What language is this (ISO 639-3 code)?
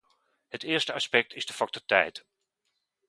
nld